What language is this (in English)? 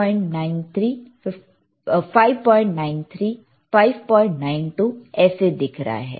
Hindi